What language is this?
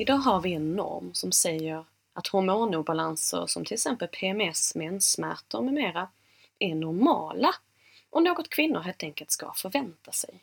Swedish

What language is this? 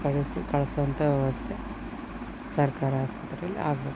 Kannada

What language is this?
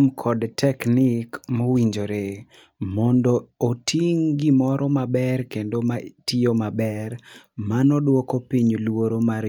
Luo (Kenya and Tanzania)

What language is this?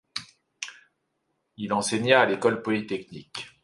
French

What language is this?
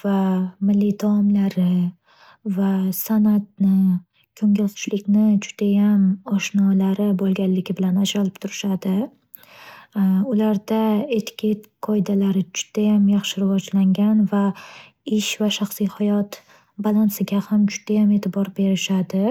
Uzbek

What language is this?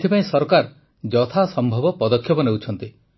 Odia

